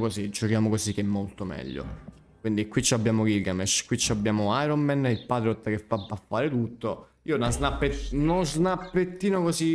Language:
Italian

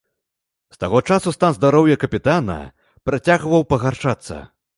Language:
Belarusian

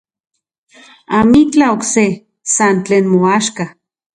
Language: Central Puebla Nahuatl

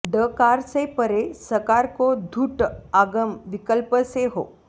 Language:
Sanskrit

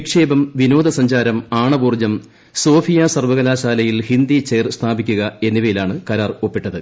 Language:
Malayalam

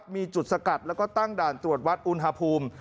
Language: Thai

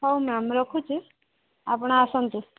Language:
Odia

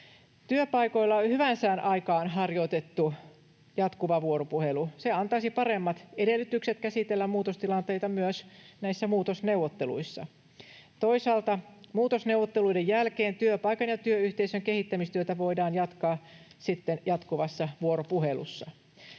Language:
Finnish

